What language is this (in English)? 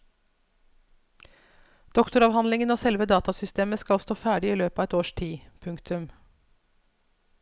Norwegian